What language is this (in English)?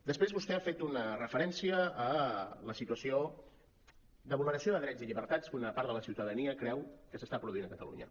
Catalan